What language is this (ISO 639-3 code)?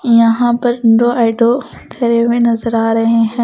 hin